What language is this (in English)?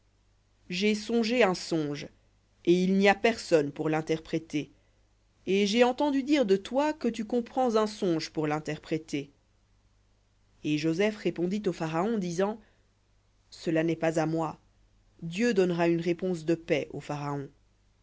French